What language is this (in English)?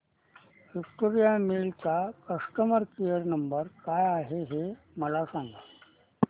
Marathi